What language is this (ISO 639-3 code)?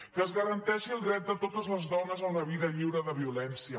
cat